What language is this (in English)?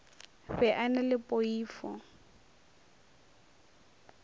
Northern Sotho